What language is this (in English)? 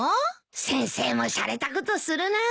Japanese